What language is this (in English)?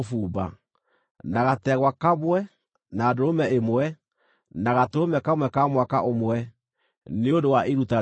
Kikuyu